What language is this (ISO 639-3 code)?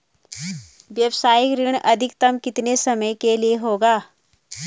hin